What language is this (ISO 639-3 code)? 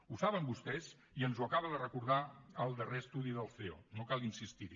cat